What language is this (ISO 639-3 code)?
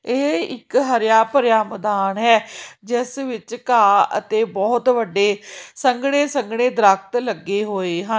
pan